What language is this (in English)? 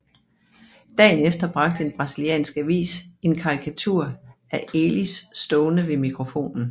Danish